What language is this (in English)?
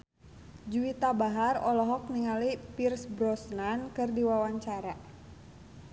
Sundanese